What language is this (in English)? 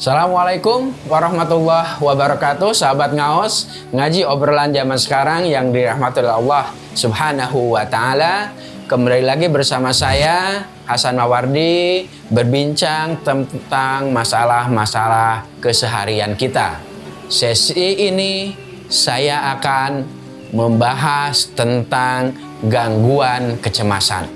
Indonesian